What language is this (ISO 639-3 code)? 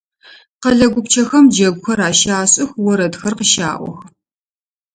ady